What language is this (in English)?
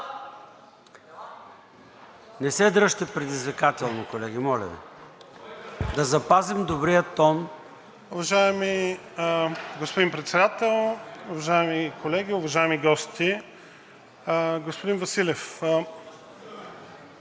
Bulgarian